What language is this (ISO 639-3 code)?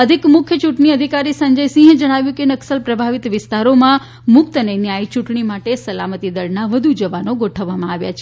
guj